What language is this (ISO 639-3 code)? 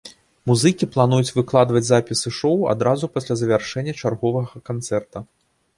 bel